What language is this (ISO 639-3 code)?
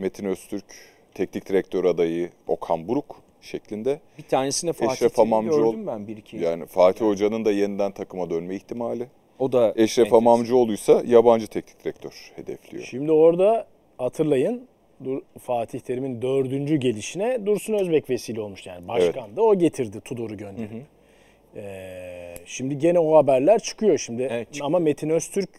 tur